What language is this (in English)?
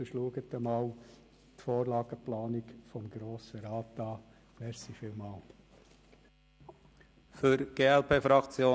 Swiss German